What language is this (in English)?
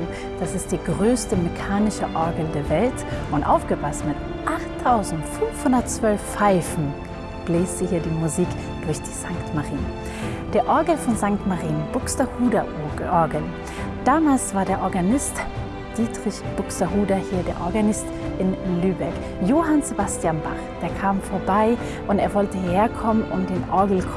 German